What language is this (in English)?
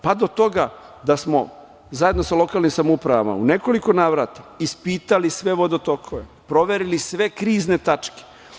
Serbian